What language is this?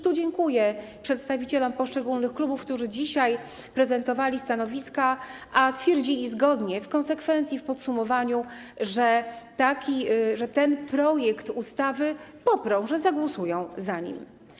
Polish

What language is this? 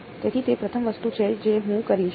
Gujarati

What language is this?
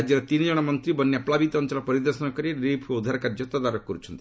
Odia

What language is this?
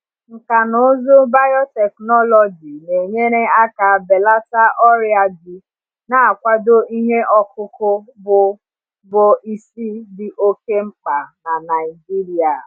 Igbo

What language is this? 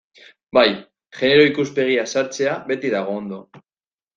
Basque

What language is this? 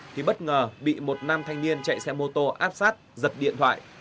Vietnamese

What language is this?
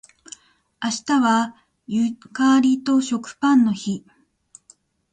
Japanese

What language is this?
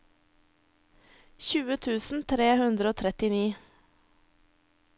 Norwegian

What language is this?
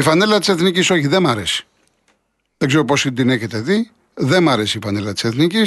Greek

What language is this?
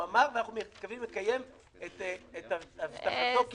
Hebrew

